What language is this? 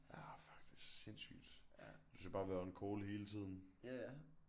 Danish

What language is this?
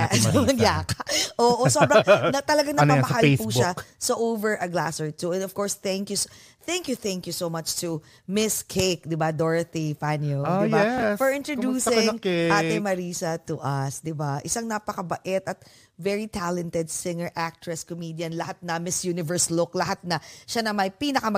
Filipino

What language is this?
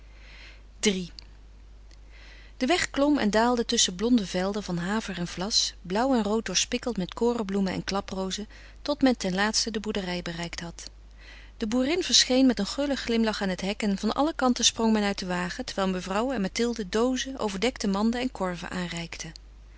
Dutch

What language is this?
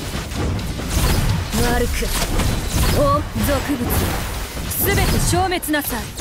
Japanese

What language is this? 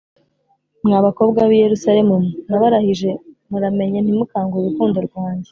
Kinyarwanda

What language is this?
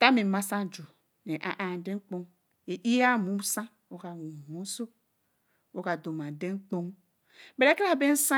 Eleme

